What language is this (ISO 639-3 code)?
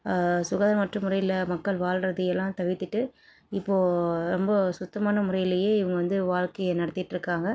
tam